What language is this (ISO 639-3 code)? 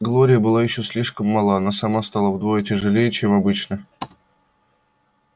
rus